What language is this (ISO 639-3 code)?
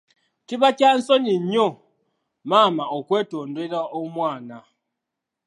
lug